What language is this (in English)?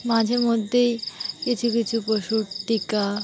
Bangla